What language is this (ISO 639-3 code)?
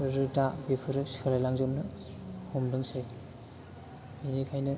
brx